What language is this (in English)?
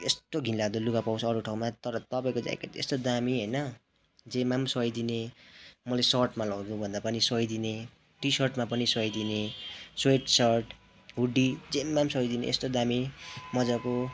Nepali